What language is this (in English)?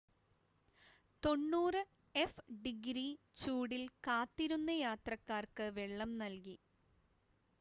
Malayalam